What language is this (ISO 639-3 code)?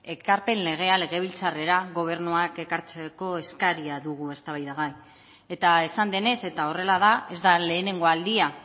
eus